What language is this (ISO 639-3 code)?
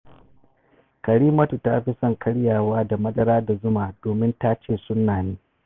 hau